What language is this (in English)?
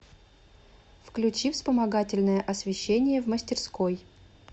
Russian